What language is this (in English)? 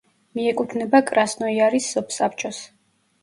Georgian